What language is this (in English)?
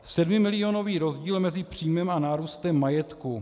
Czech